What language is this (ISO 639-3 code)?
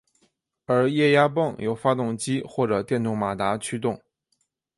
zho